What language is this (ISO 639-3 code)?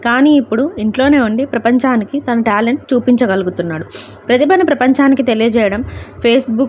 tel